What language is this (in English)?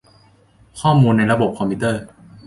Thai